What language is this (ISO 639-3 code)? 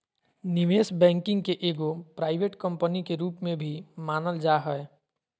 mag